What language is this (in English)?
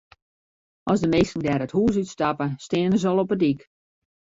Western Frisian